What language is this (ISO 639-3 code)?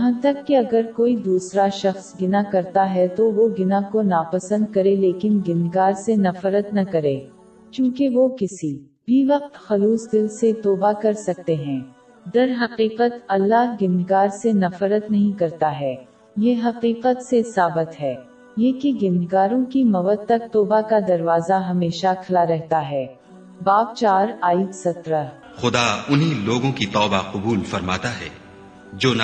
urd